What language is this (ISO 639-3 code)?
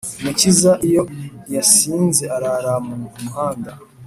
kin